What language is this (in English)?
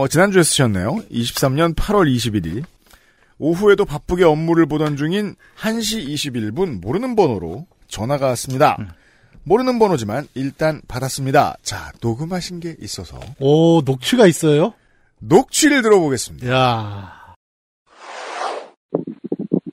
Korean